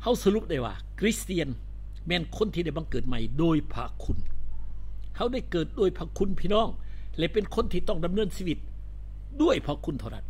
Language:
Thai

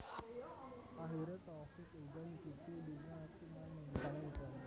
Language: Javanese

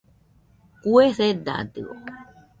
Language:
Nüpode Huitoto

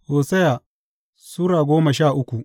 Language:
Hausa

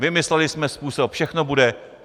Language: Czech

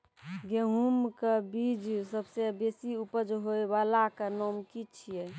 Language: Maithili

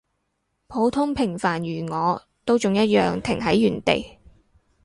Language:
Cantonese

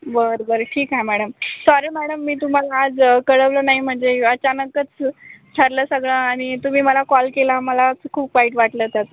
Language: Marathi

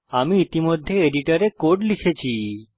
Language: Bangla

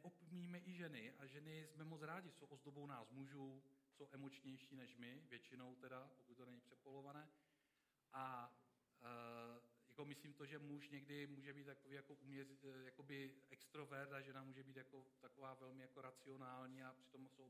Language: Czech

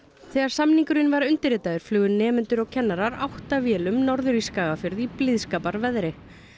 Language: Icelandic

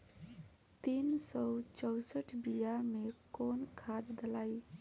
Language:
Bhojpuri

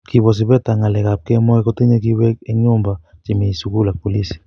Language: Kalenjin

